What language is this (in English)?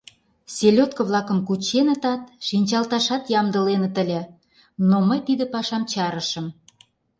Mari